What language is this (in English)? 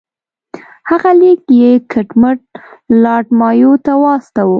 Pashto